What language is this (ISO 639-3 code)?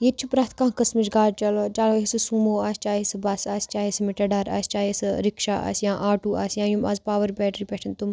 kas